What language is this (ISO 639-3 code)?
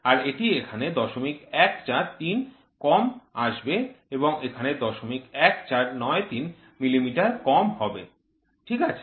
ben